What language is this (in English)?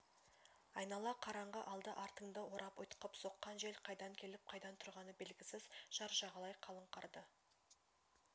Kazakh